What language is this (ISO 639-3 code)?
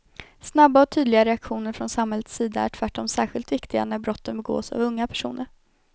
swe